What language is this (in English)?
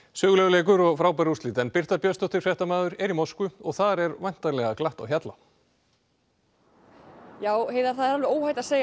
Icelandic